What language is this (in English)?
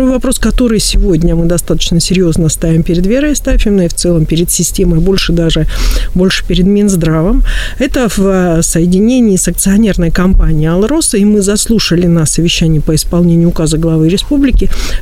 Russian